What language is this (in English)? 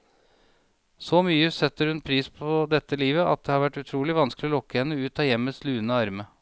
Norwegian